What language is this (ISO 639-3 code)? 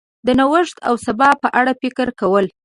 pus